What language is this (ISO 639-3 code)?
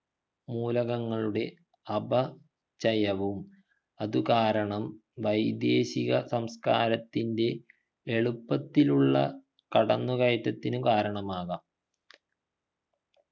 mal